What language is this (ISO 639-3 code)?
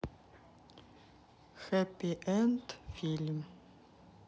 rus